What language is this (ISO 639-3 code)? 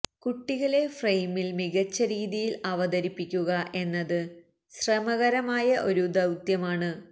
mal